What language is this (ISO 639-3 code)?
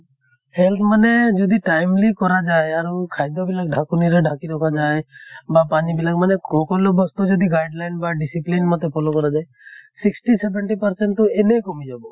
asm